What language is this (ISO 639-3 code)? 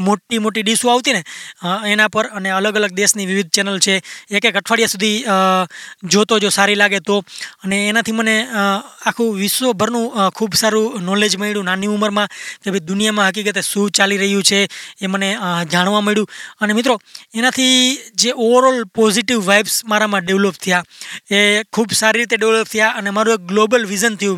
guj